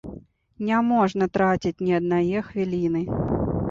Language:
Belarusian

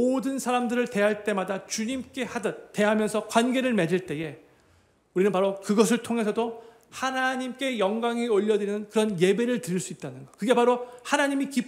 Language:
Korean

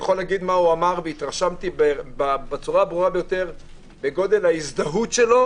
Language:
Hebrew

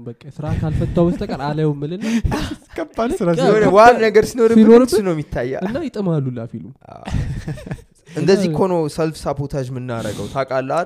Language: Amharic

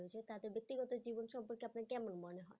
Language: Bangla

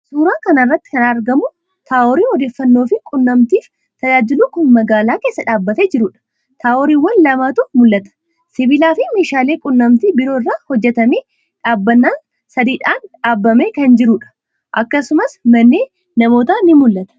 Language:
Oromo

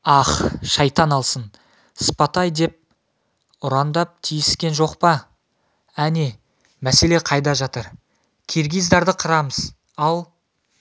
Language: Kazakh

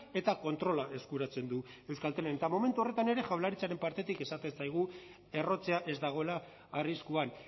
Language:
Basque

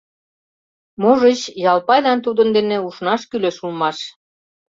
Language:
Mari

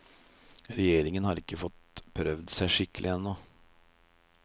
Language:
Norwegian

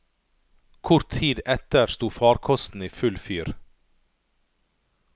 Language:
Norwegian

